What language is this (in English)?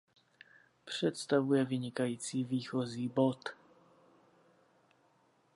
Czech